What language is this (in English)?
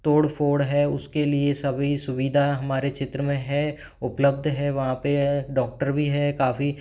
Hindi